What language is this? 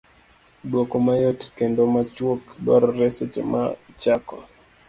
Luo (Kenya and Tanzania)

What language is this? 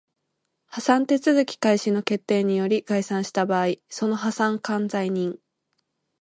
Japanese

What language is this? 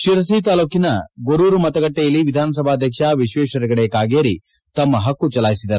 Kannada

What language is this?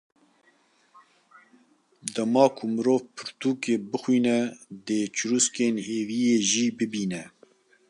Kurdish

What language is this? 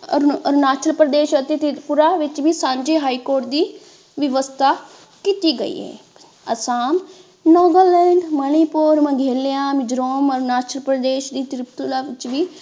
Punjabi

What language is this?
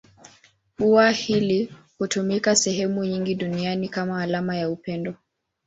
Swahili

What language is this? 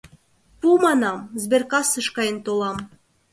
Mari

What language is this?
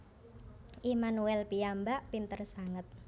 Javanese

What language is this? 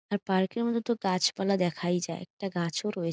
Bangla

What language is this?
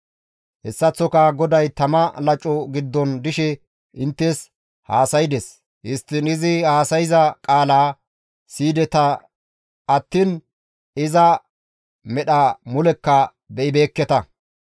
Gamo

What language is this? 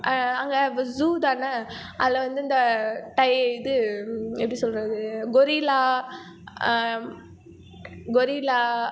Tamil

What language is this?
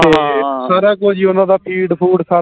Punjabi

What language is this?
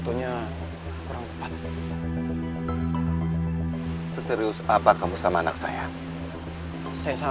Indonesian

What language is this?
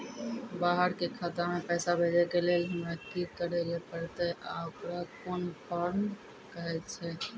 Maithili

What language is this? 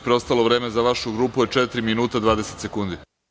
Serbian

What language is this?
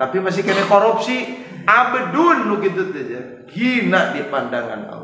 Indonesian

